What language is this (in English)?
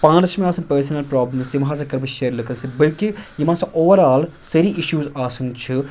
Kashmiri